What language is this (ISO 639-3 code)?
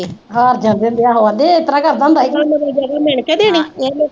pan